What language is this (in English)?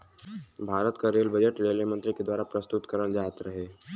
Bhojpuri